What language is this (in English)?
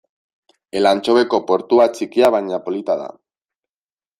Basque